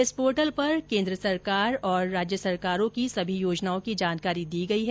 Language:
Hindi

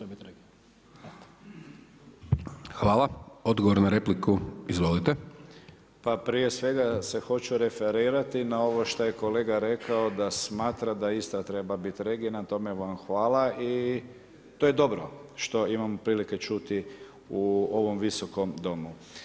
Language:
Croatian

